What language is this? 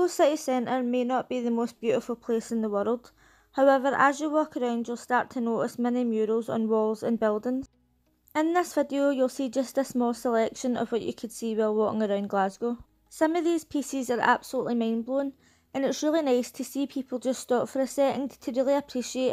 English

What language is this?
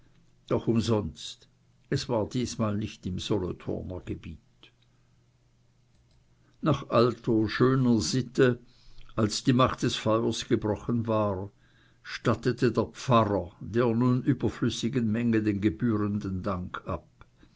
German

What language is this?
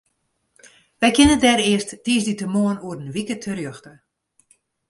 Western Frisian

